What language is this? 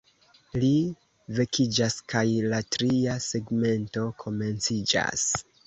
Esperanto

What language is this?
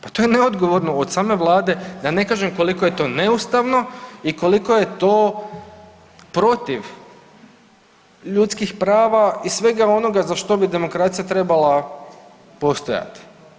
Croatian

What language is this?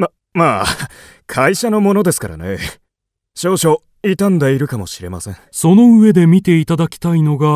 Japanese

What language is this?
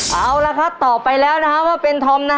Thai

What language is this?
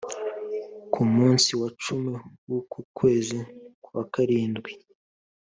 Kinyarwanda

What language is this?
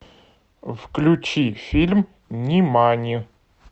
Russian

